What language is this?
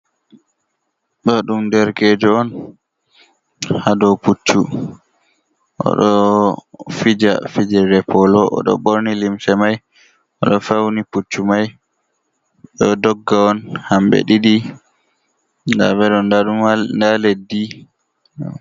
Fula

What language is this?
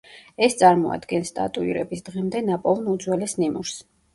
Georgian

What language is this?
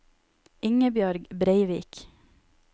Norwegian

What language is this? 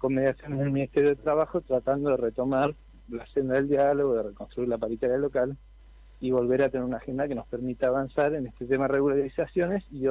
Spanish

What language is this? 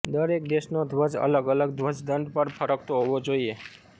Gujarati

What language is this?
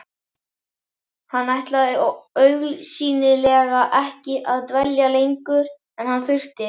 Icelandic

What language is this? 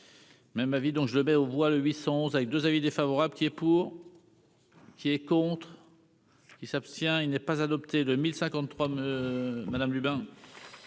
French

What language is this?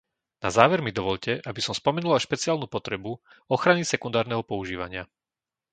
Slovak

